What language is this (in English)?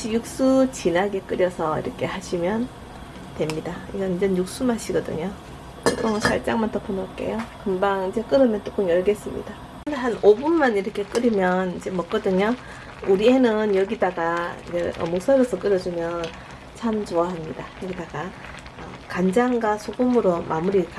Korean